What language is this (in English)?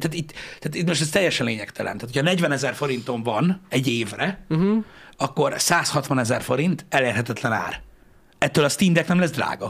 Hungarian